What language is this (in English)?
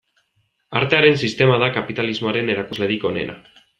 Basque